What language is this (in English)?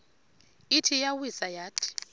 Xhosa